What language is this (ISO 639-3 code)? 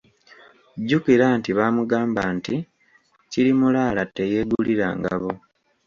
lug